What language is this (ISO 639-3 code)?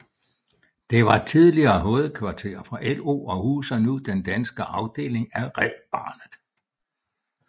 dan